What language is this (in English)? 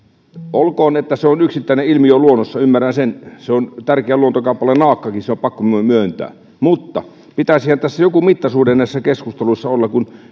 Finnish